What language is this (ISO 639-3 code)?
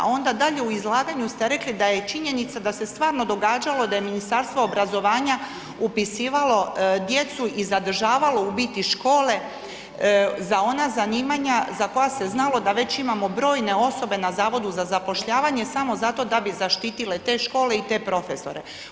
hrv